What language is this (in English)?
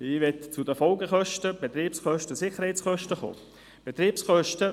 Swiss German